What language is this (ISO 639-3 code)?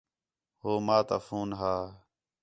xhe